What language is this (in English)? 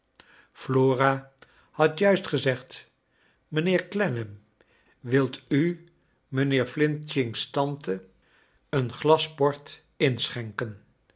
Dutch